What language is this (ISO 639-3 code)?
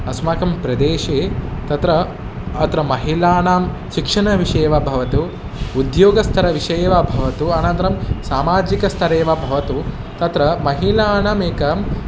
san